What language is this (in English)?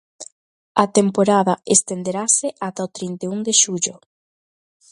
Galician